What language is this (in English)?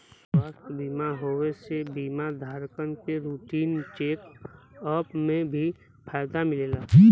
Bhojpuri